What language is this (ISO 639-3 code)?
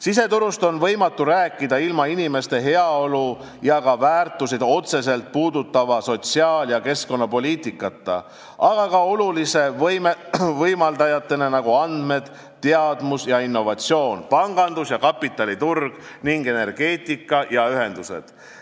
est